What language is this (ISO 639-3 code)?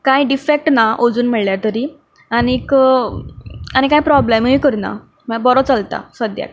kok